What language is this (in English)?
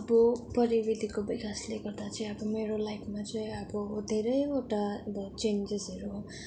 Nepali